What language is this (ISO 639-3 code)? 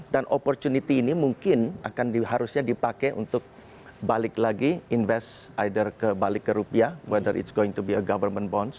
ind